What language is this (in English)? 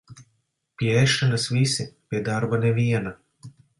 Latvian